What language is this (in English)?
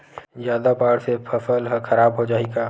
Chhattisgarhi